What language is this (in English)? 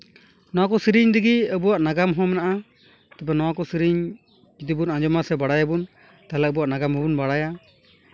Santali